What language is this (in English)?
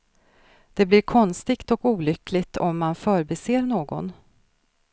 Swedish